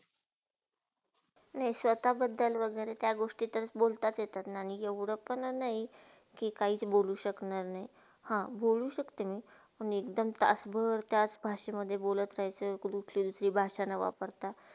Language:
Marathi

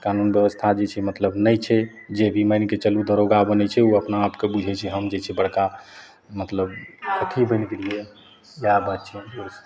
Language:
Maithili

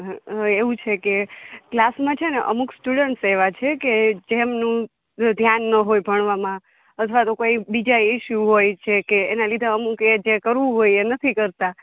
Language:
Gujarati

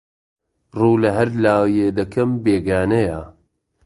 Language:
Central Kurdish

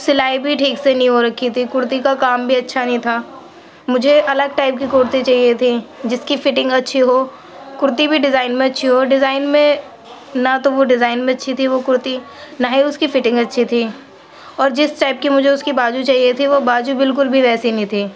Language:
Urdu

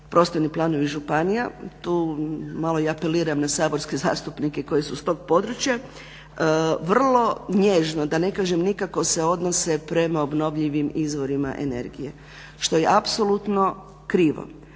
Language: Croatian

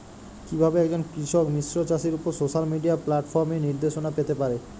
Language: Bangla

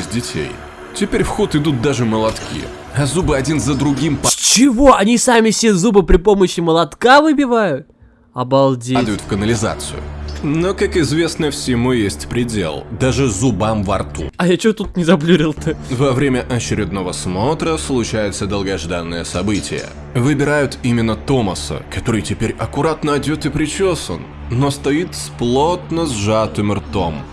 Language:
Russian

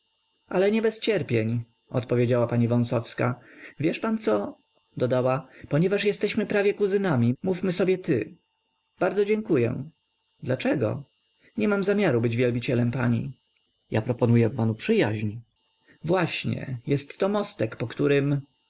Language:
Polish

